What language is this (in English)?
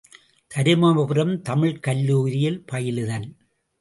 Tamil